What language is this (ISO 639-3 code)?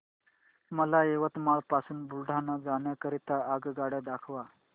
mar